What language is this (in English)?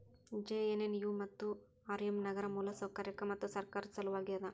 Kannada